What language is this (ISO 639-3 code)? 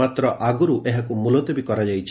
ori